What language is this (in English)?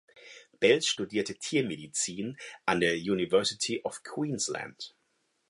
German